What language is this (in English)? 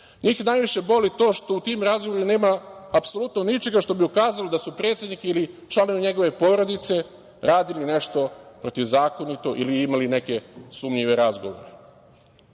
Serbian